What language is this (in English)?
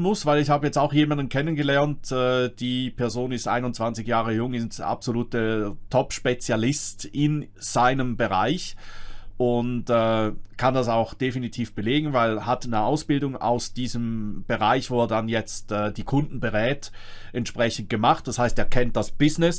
German